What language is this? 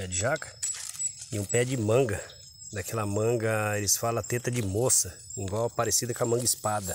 Portuguese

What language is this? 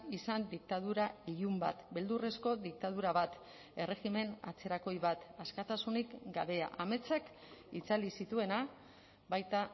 Basque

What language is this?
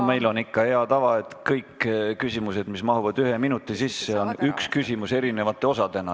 Estonian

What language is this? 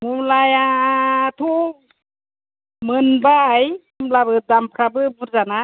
Bodo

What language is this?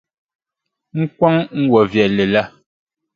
Dagbani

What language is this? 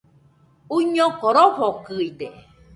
Nüpode Huitoto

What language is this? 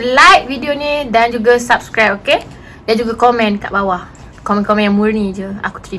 Malay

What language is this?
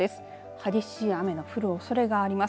Japanese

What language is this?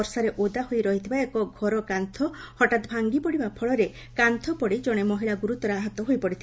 Odia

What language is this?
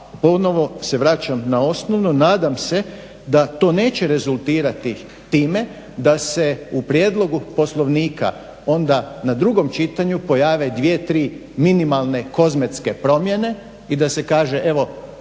Croatian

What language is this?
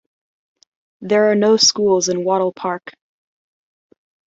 English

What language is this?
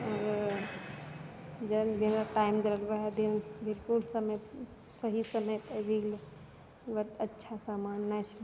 Maithili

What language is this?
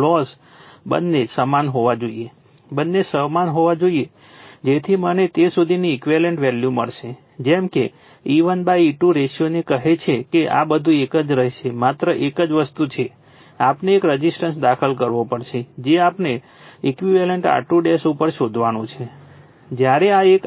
Gujarati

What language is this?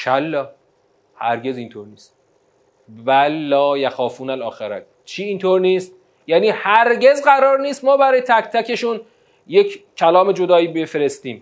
Persian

